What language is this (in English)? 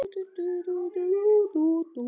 Icelandic